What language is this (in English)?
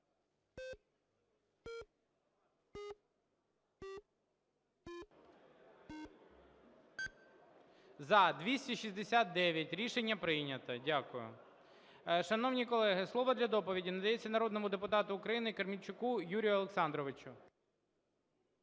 Ukrainian